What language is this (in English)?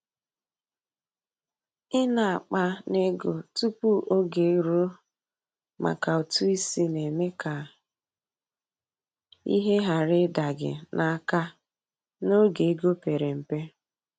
Igbo